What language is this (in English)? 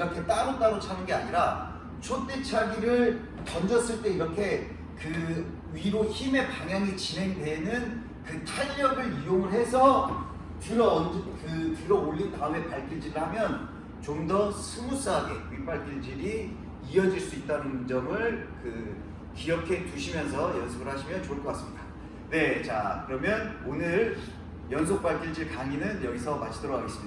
Korean